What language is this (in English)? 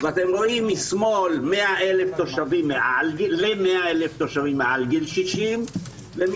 Hebrew